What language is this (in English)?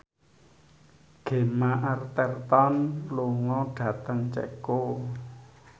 Javanese